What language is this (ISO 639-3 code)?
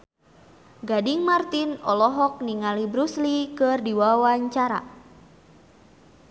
sun